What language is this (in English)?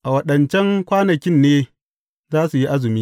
Hausa